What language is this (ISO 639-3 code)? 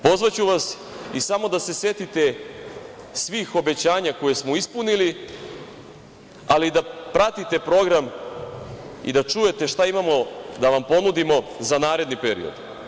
srp